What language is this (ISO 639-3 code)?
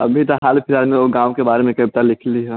mai